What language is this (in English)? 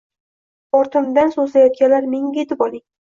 Uzbek